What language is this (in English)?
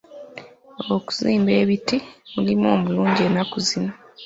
Ganda